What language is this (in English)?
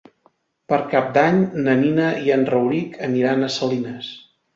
Catalan